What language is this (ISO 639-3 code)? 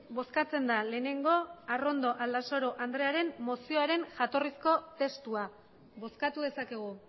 eus